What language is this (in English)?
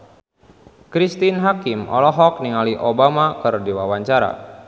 Sundanese